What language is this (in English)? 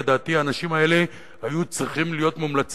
Hebrew